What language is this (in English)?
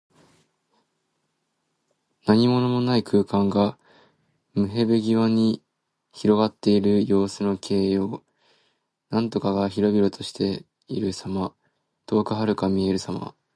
Japanese